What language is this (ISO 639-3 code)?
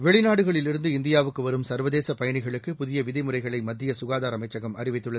tam